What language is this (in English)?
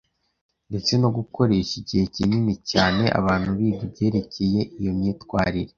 Kinyarwanda